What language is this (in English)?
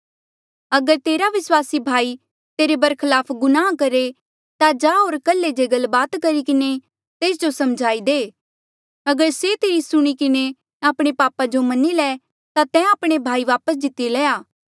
Mandeali